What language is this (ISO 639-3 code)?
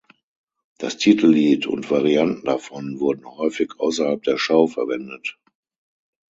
deu